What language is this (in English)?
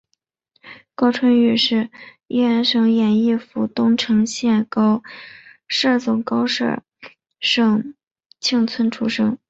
Chinese